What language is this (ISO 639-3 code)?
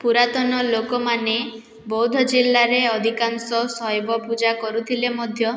ori